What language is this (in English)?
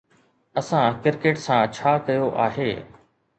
Sindhi